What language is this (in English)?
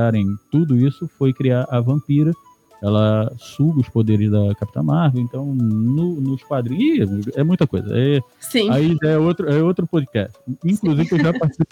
Portuguese